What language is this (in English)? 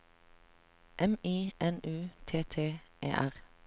Norwegian